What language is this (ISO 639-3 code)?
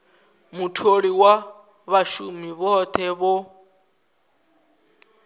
ven